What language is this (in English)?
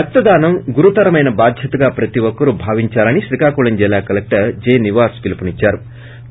Telugu